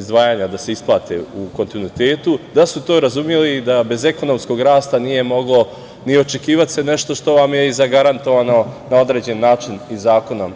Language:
Serbian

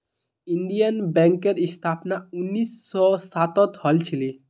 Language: Magahi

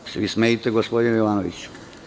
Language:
Serbian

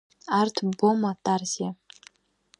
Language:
Abkhazian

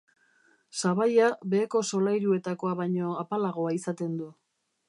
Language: Basque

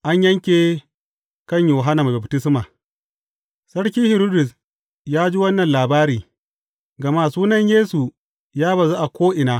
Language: Hausa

